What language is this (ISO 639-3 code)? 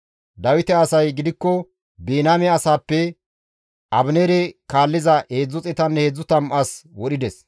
gmv